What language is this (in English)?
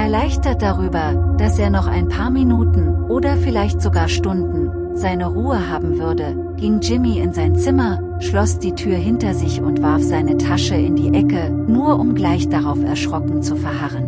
German